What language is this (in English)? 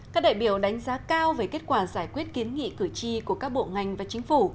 Vietnamese